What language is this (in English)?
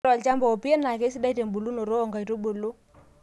Masai